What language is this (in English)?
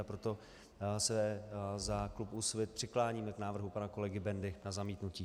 Czech